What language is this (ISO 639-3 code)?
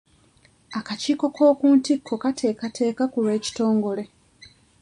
lug